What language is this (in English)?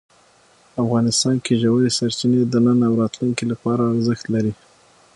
Pashto